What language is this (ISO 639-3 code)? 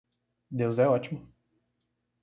por